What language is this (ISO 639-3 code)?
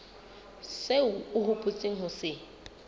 sot